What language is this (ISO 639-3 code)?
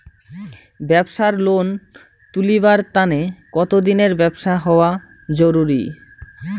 ben